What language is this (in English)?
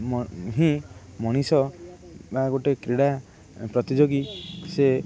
Odia